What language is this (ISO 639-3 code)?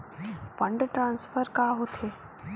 hne